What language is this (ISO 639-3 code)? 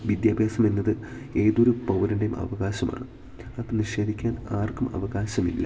mal